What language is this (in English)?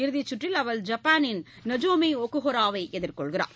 Tamil